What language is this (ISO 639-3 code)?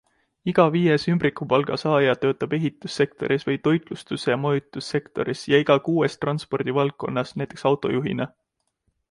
est